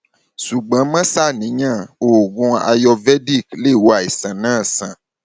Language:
Yoruba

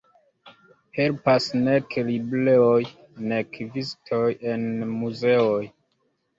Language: Esperanto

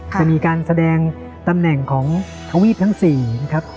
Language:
Thai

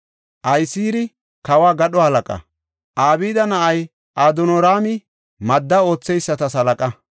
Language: Gofa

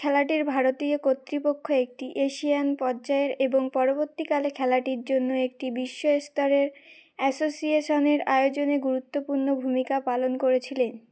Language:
Bangla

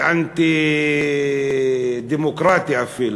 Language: Hebrew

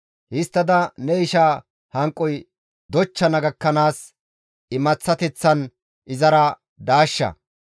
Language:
Gamo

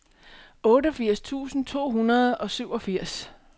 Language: Danish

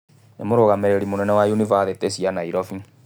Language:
Kikuyu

